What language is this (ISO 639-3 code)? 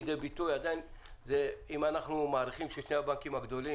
heb